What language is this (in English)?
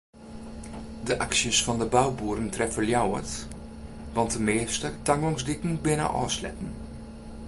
Western Frisian